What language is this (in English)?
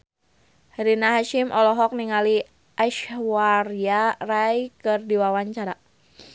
Sundanese